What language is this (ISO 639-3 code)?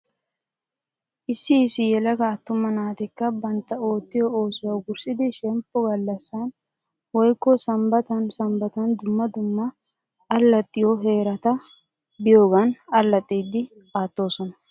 wal